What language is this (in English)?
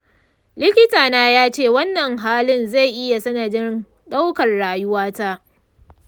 Hausa